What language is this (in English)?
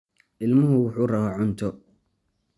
Somali